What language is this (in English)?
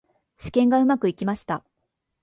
Japanese